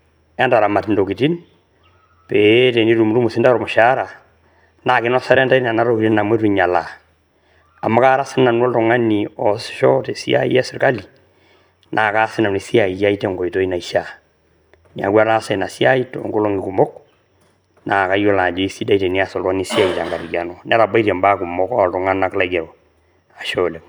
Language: Masai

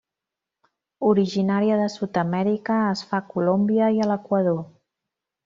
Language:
Catalan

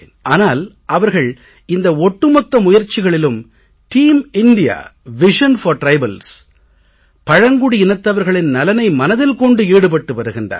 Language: Tamil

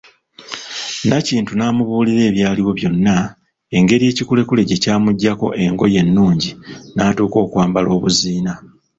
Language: Ganda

